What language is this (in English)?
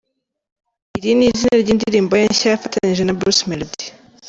Kinyarwanda